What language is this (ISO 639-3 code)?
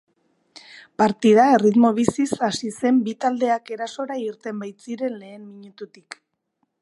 eus